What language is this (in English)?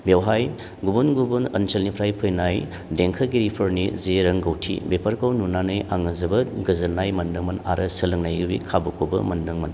Bodo